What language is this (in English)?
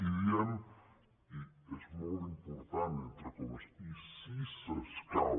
Catalan